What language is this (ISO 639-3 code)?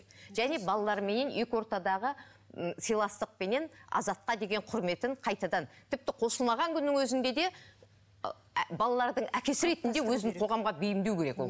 kaz